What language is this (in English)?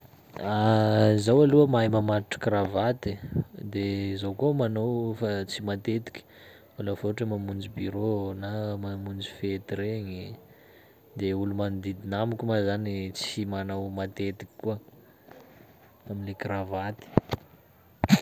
Sakalava Malagasy